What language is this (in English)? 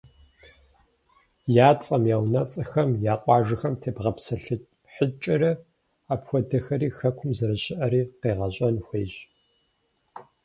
Kabardian